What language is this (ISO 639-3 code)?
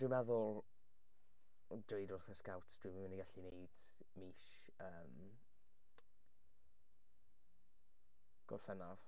cym